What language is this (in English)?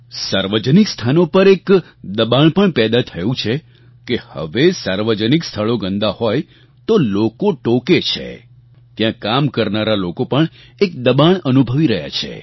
Gujarati